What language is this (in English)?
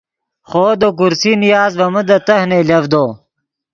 Yidgha